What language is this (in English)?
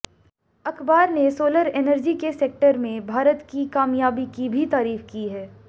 Hindi